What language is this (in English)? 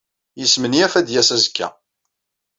Kabyle